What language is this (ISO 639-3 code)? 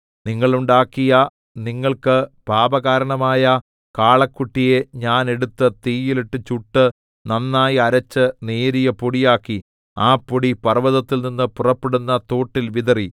mal